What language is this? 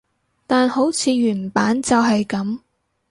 Cantonese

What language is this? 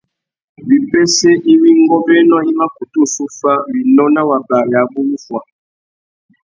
Tuki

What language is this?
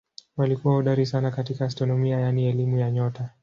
Swahili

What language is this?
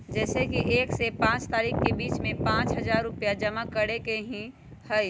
Magahi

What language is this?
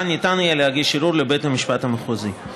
Hebrew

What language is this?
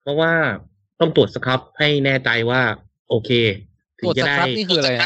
Thai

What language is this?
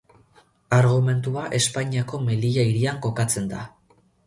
Basque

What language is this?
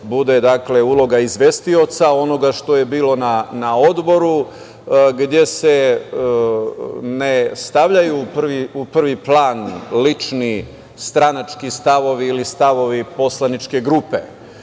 Serbian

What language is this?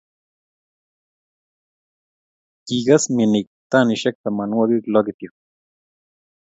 Kalenjin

